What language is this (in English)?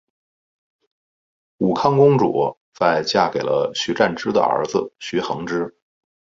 Chinese